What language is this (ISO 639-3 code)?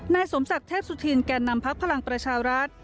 tha